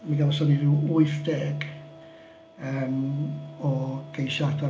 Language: Welsh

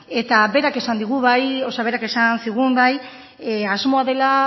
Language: Basque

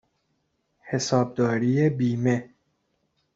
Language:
Persian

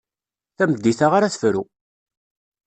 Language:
Kabyle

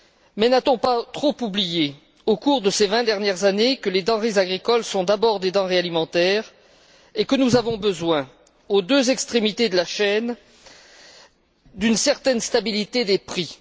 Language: French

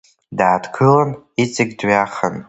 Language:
Abkhazian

